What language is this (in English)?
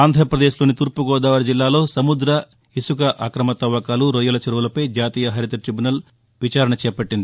Telugu